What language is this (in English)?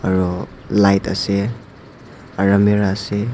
Naga Pidgin